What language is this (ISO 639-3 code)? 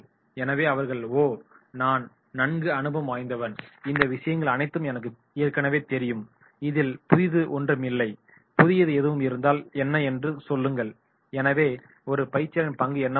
tam